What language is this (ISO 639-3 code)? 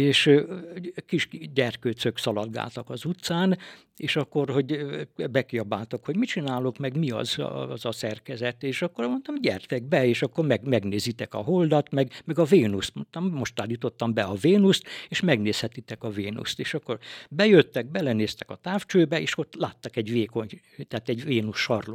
hun